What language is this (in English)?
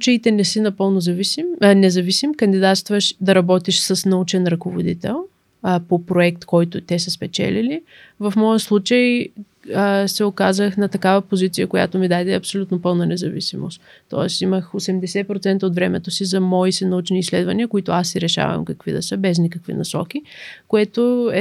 Bulgarian